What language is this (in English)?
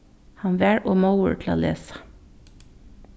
Faroese